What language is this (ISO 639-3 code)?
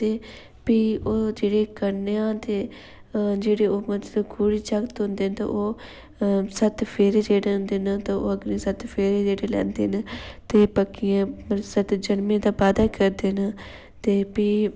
doi